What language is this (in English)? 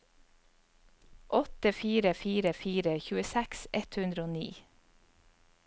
Norwegian